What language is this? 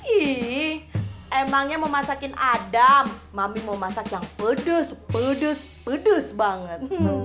Indonesian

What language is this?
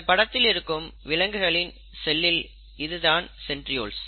Tamil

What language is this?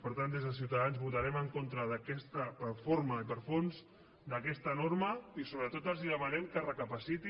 Catalan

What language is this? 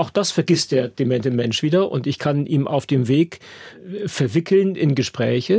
German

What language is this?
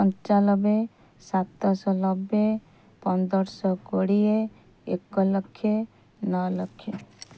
Odia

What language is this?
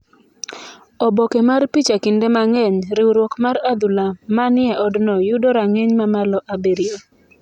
Luo (Kenya and Tanzania)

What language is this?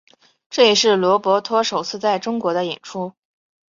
Chinese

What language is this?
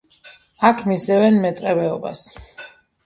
Georgian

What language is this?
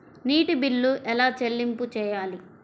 Telugu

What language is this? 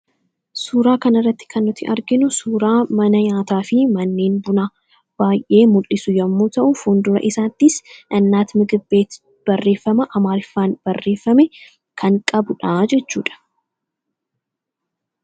Oromo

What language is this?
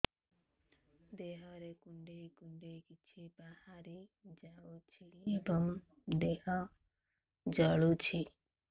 Odia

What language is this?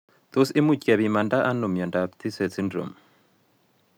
Kalenjin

